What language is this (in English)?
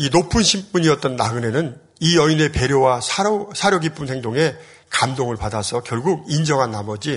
Korean